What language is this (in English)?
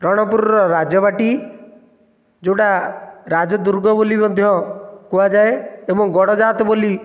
Odia